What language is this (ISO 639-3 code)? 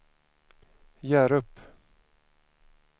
swe